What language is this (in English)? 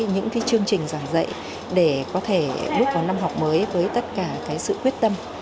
Vietnamese